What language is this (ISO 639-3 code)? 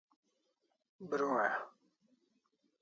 kls